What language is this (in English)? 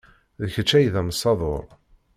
Kabyle